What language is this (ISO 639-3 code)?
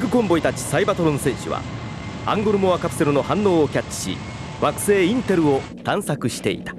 jpn